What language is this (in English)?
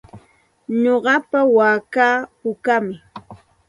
Santa Ana de Tusi Pasco Quechua